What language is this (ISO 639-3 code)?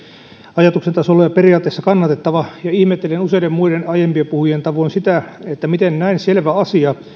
fin